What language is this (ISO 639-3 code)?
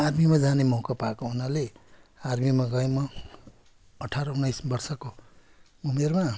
nep